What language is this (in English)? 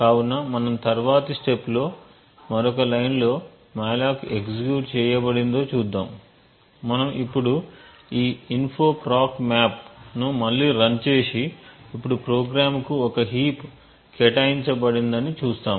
Telugu